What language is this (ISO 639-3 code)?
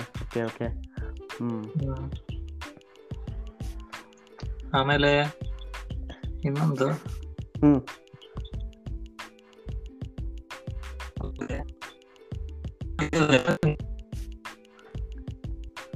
kan